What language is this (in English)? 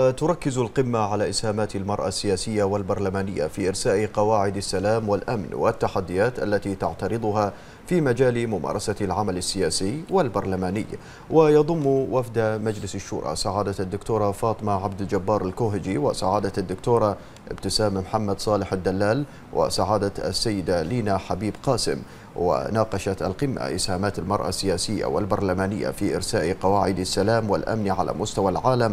Arabic